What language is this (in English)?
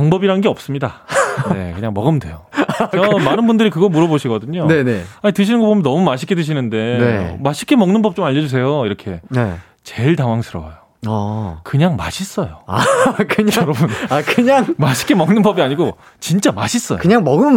Korean